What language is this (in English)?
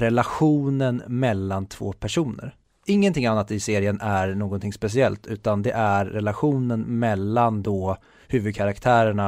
Swedish